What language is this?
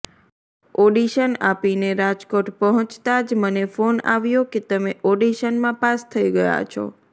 Gujarati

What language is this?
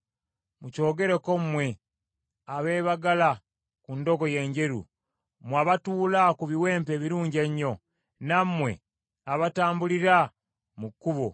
Ganda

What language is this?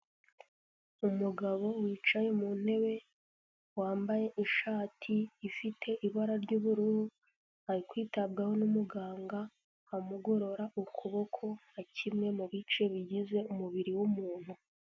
Kinyarwanda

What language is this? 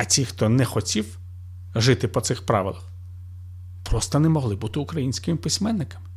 Ukrainian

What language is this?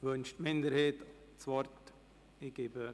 Swiss German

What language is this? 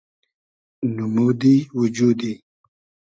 Hazaragi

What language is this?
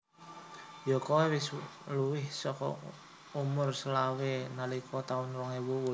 Javanese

